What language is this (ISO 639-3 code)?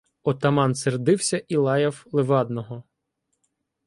ukr